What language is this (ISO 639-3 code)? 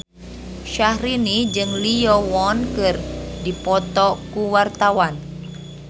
sun